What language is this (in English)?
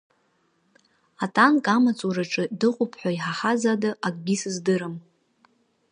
Abkhazian